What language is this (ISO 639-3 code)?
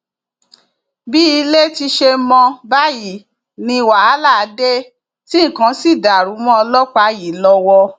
yor